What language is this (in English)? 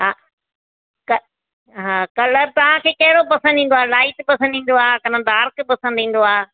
Sindhi